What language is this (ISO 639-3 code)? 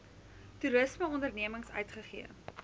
afr